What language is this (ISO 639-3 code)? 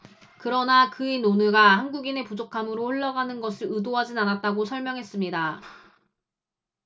kor